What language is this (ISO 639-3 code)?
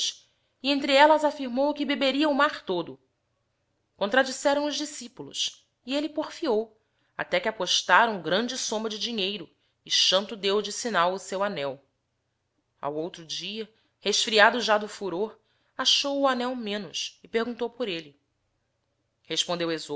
por